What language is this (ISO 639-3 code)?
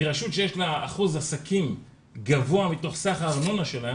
heb